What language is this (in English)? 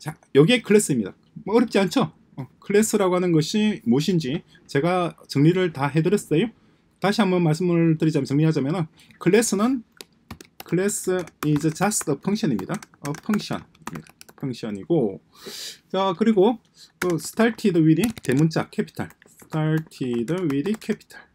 Korean